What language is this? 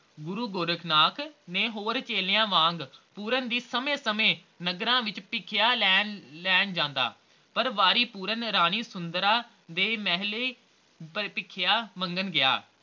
Punjabi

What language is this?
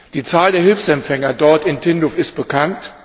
German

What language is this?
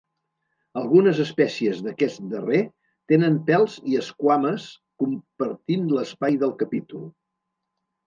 Catalan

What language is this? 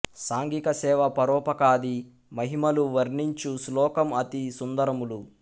Telugu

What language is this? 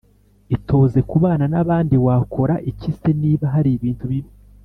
Kinyarwanda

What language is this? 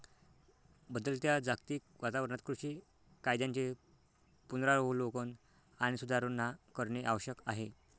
Marathi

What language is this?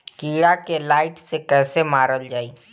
Bhojpuri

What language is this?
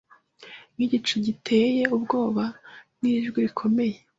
Kinyarwanda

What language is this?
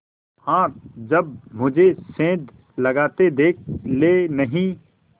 Hindi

